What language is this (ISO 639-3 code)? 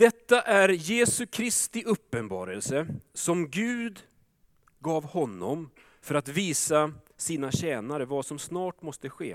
swe